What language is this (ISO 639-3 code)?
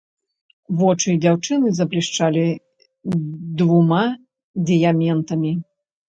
bel